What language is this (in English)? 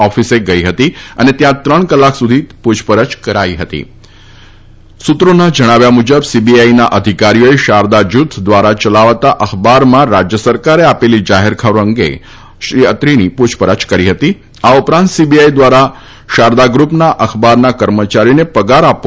Gujarati